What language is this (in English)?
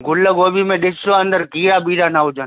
Sindhi